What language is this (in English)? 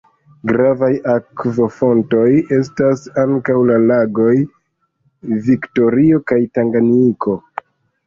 Esperanto